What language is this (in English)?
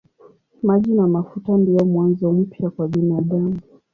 Swahili